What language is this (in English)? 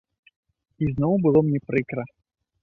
Belarusian